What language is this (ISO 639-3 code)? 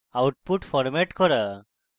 ben